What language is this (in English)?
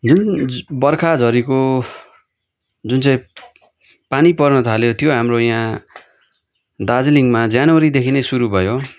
Nepali